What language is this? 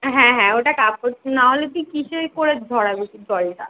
Bangla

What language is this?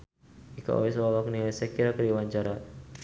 Sundanese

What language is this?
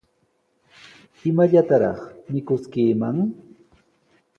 Sihuas Ancash Quechua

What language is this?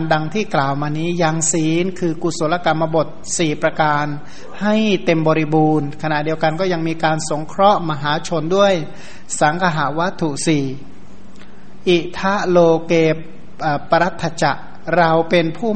Thai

